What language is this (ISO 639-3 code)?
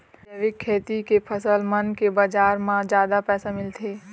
hne